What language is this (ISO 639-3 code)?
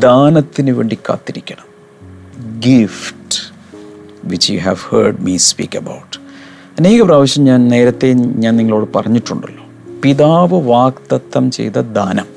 mal